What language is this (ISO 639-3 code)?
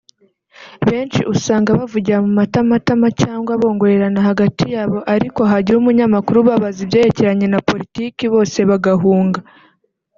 kin